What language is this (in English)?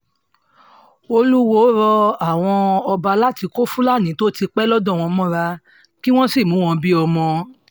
Yoruba